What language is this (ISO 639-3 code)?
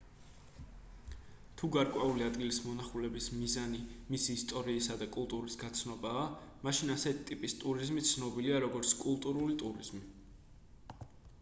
kat